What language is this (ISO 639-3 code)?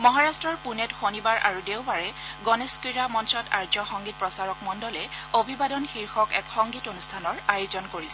asm